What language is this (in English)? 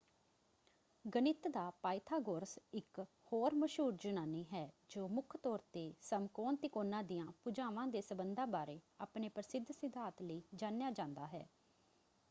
Punjabi